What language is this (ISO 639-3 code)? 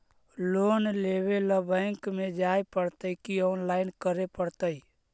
mag